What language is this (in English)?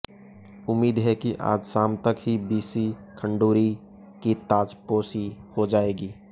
Hindi